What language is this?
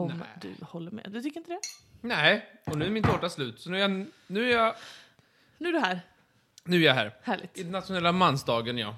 Swedish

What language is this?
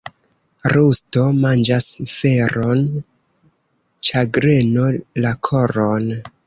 Esperanto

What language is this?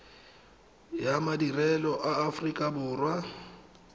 Tswana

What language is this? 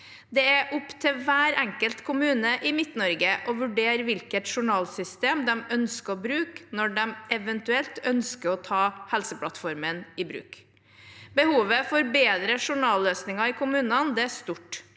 Norwegian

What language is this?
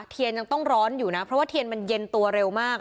Thai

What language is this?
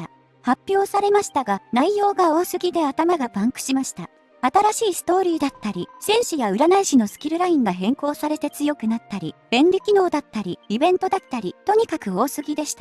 Japanese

